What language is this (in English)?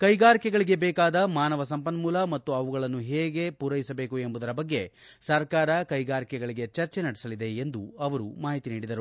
Kannada